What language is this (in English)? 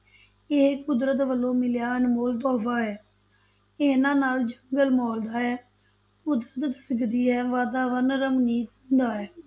Punjabi